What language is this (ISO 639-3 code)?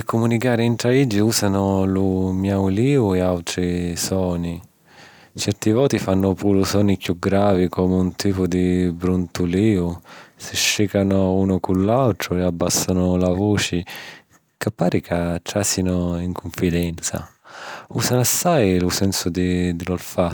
scn